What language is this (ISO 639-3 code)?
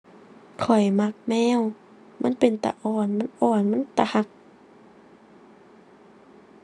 tha